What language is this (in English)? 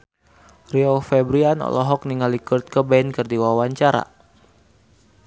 Sundanese